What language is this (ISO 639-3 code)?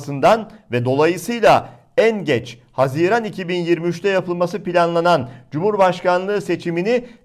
tur